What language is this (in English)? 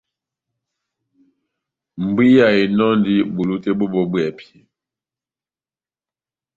Batanga